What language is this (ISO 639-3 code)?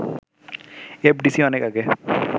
ben